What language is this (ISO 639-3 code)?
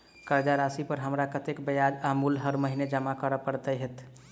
mai